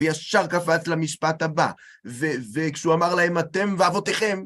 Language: Hebrew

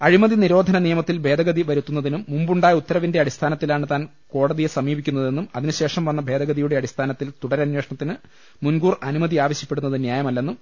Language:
Malayalam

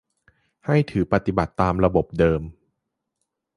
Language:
Thai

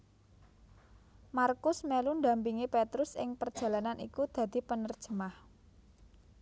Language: Javanese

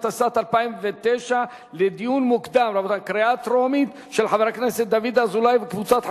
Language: Hebrew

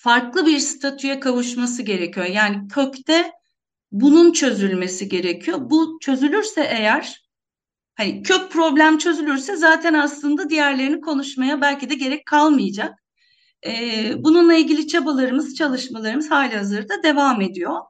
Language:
Turkish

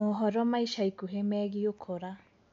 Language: Kikuyu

